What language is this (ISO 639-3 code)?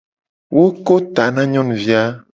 gej